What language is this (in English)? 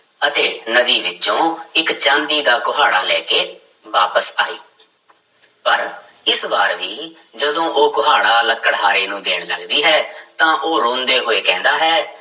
Punjabi